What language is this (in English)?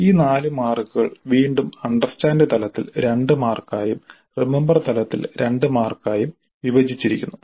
Malayalam